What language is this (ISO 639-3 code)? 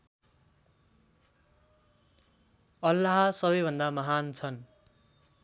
nep